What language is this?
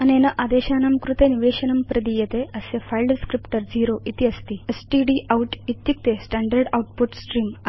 Sanskrit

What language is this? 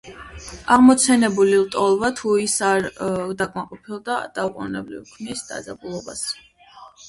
Georgian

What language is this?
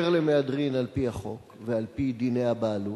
Hebrew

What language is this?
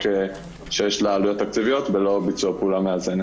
Hebrew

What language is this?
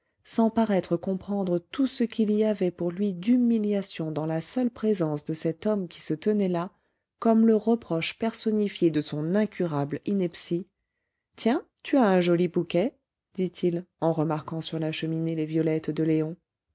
French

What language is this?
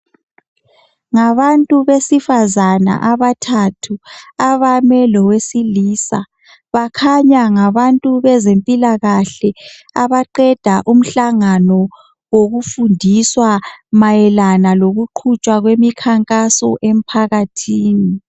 North Ndebele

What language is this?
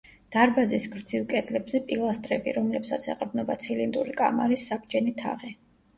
Georgian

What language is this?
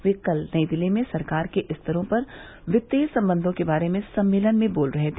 Hindi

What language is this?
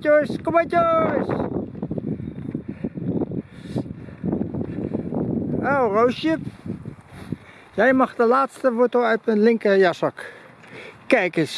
Dutch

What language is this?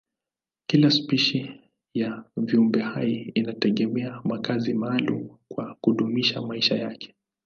Swahili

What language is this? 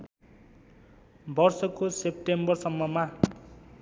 Nepali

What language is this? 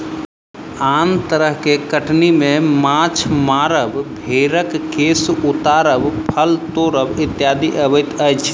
Maithili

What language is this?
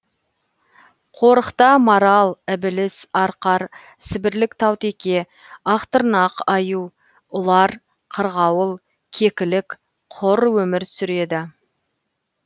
Kazakh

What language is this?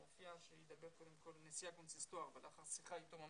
Hebrew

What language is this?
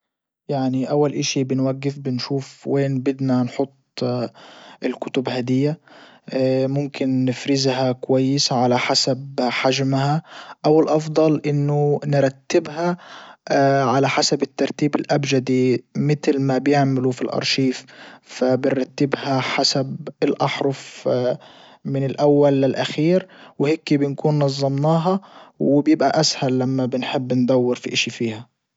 Libyan Arabic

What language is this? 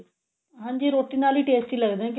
Punjabi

